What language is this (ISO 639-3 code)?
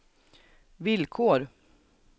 swe